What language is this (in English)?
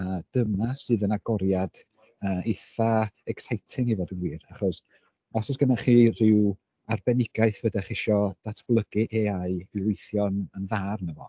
Welsh